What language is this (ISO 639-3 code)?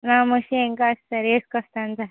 tel